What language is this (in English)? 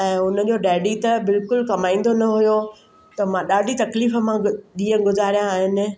Sindhi